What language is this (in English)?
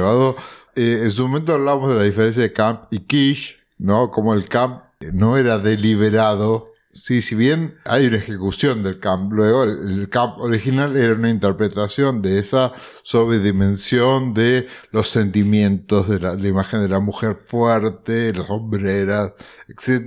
Spanish